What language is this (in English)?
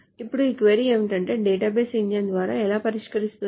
Telugu